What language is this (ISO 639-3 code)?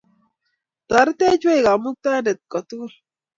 kln